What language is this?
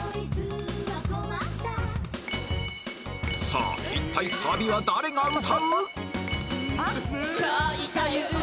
Japanese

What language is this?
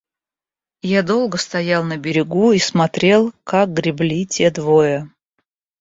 Russian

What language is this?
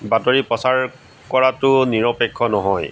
Assamese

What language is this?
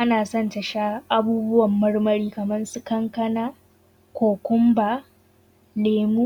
Hausa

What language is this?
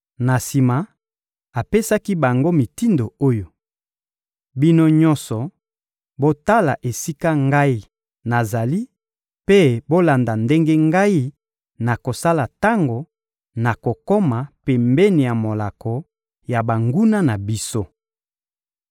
Lingala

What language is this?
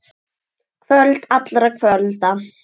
Icelandic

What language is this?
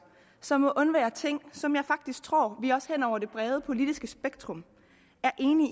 Danish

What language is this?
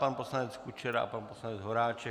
Czech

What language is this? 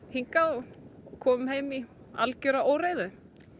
Icelandic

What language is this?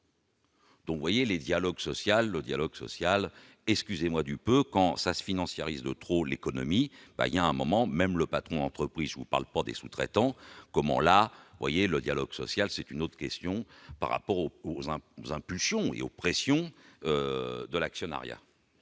French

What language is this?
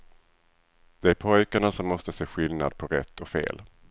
Swedish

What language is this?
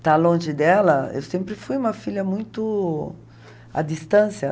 Portuguese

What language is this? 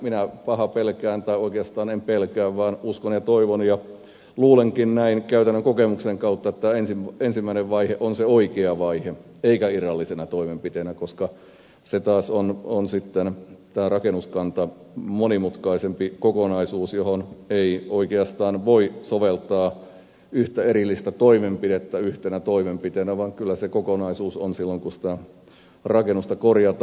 Finnish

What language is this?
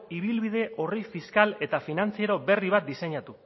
Basque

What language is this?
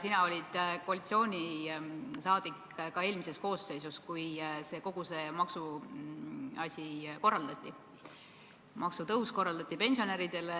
Estonian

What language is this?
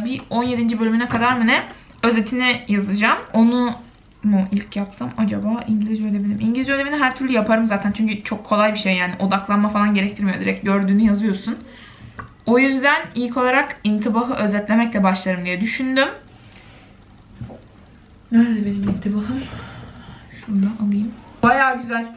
Turkish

